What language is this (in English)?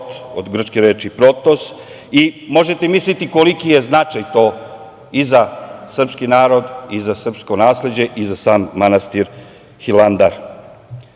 Serbian